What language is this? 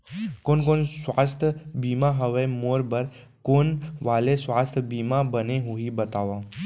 Chhattisgarhi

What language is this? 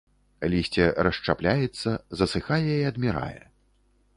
Belarusian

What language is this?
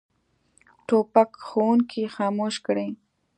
Pashto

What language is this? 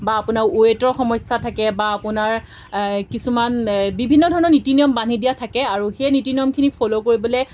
Assamese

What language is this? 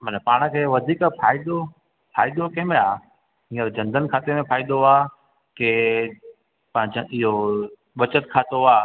Sindhi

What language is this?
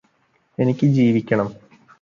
Malayalam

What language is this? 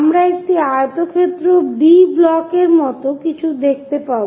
Bangla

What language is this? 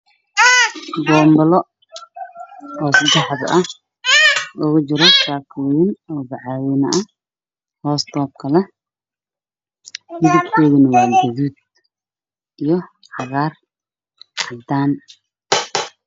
Somali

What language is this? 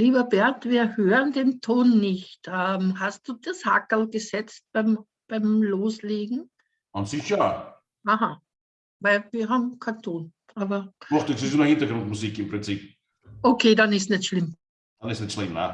German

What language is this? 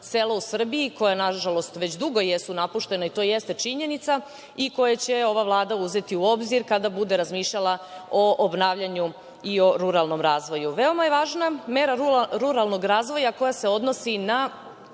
Serbian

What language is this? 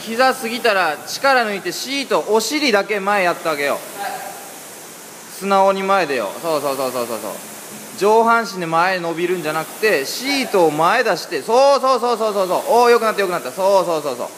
Japanese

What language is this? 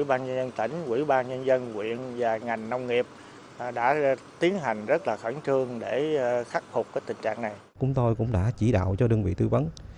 Vietnamese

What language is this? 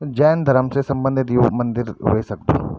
Garhwali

